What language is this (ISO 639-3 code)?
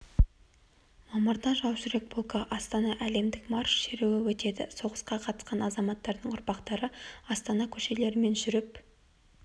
kaz